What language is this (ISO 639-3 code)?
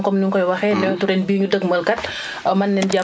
wol